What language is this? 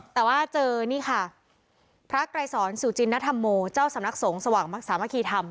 Thai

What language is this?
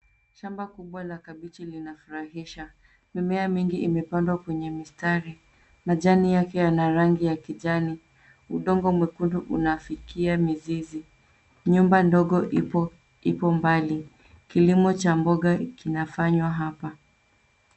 Swahili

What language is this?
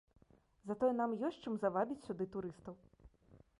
Belarusian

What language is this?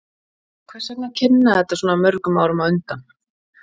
Icelandic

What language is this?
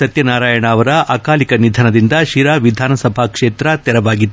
Kannada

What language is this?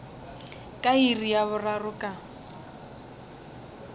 Northern Sotho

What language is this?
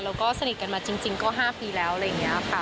Thai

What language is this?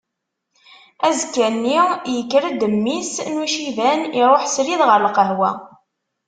Kabyle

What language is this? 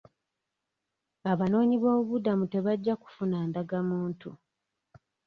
Ganda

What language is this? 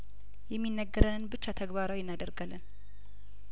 Amharic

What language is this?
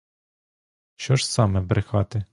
Ukrainian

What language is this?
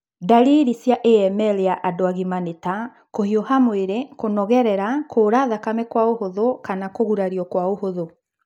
Kikuyu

